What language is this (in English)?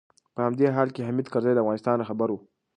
Pashto